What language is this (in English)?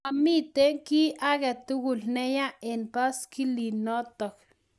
Kalenjin